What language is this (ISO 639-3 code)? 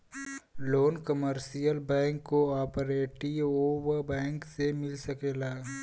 bho